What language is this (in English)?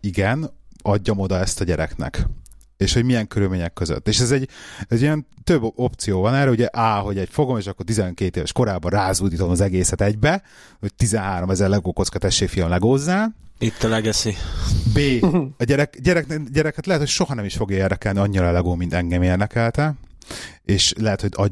Hungarian